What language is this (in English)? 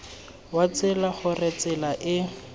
Tswana